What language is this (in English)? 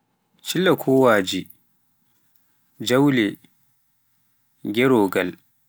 Pular